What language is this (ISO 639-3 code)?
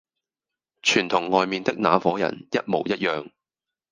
yue